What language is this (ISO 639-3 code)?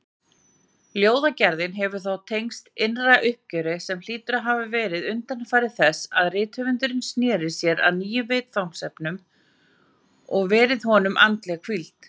isl